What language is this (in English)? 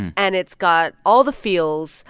English